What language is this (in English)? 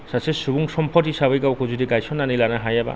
Bodo